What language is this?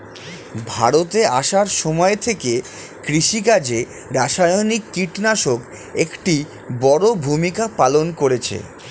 Bangla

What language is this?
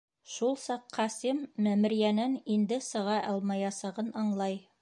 Bashkir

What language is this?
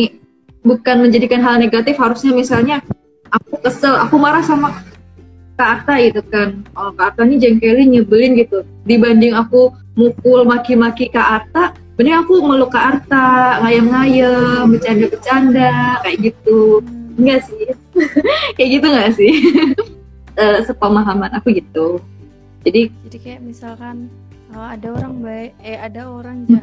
Indonesian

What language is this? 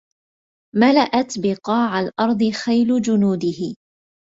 Arabic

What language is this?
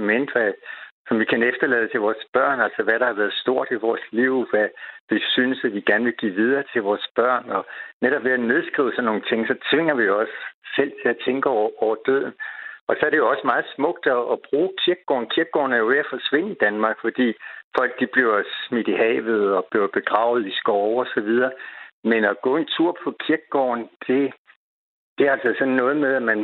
Danish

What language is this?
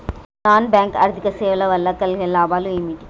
Telugu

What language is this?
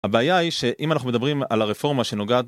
Hebrew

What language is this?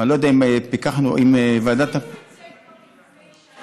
Hebrew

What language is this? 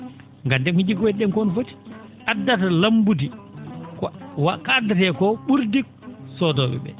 Fula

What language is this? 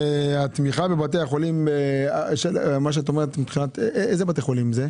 Hebrew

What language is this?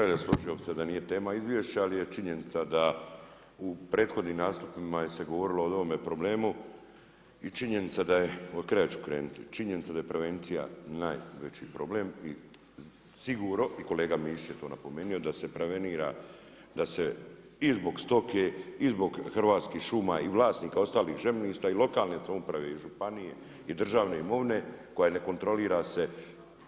Croatian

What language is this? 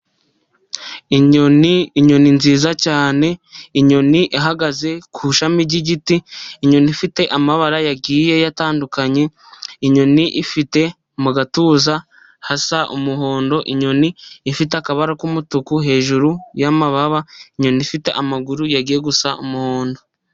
Kinyarwanda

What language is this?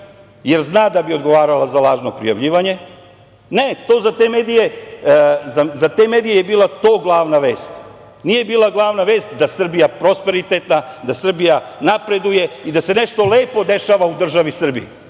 Serbian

